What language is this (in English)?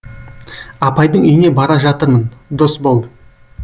Kazakh